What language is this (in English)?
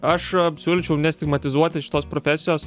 Lithuanian